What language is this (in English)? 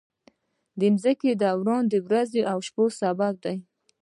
Pashto